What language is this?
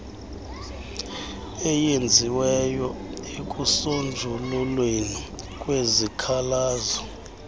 Xhosa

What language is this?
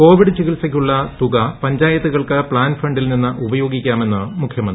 Malayalam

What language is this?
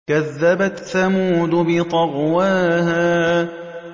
Arabic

